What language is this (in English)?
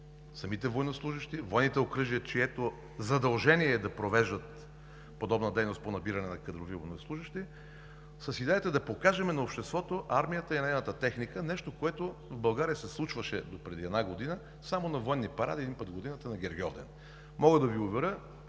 Bulgarian